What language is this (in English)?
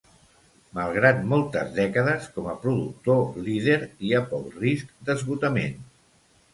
Catalan